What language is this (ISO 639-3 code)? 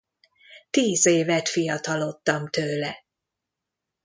hun